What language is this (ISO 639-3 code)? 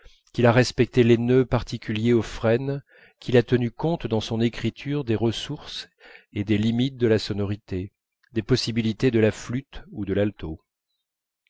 fra